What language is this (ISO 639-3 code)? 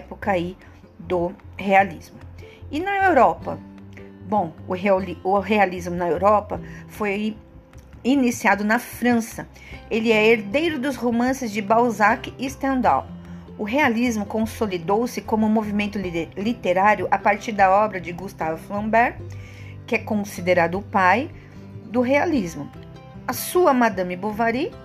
por